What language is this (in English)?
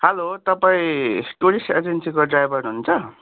Nepali